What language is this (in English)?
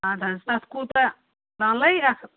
Kashmiri